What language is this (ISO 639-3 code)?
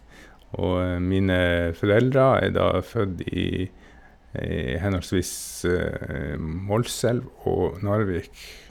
nor